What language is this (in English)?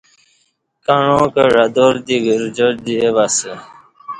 Kati